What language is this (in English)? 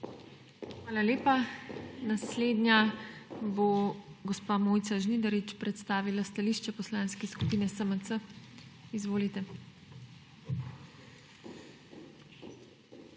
Slovenian